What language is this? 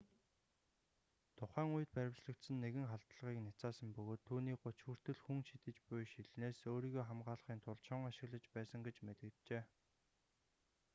Mongolian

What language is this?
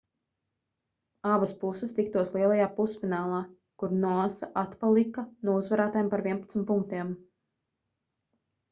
Latvian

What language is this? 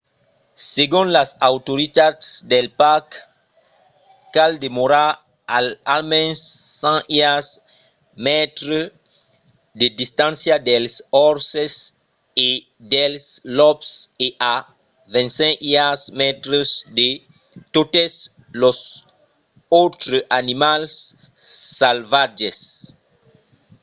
Occitan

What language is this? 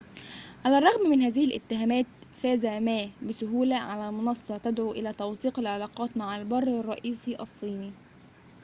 Arabic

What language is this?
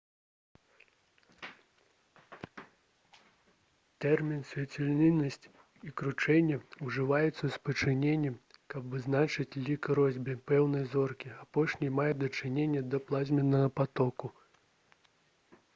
Belarusian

